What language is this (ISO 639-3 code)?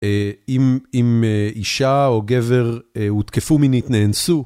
heb